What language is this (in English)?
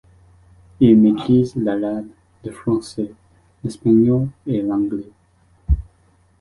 French